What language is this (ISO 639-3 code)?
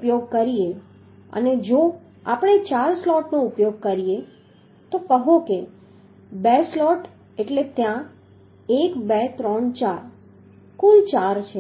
guj